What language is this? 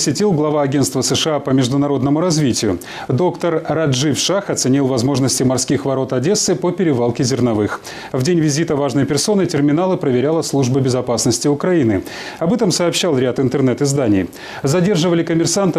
Russian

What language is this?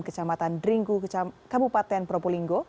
Indonesian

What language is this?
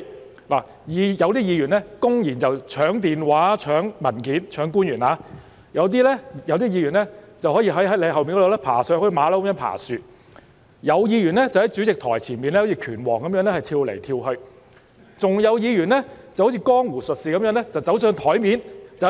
Cantonese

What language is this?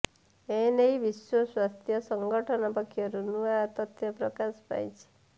Odia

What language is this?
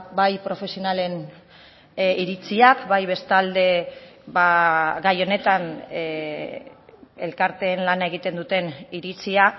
Basque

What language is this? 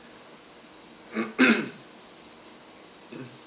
English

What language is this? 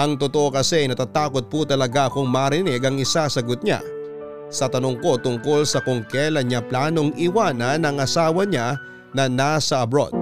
Filipino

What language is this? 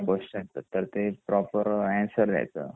Marathi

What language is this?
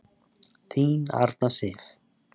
Icelandic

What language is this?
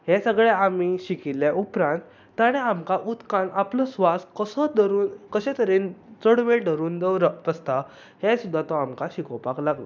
Konkani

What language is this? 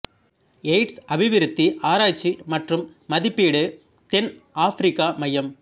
Tamil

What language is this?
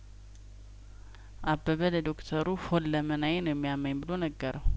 Amharic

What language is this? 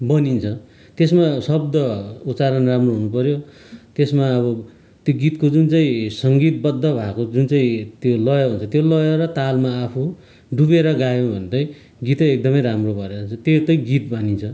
Nepali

